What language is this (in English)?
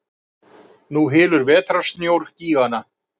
Icelandic